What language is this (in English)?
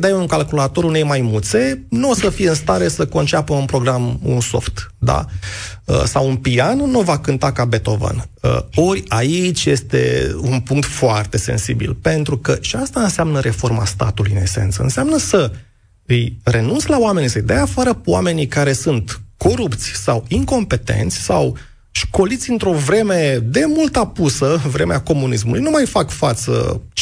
Romanian